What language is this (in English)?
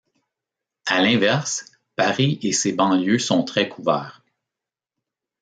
French